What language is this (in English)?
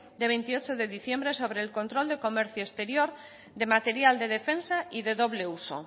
Spanish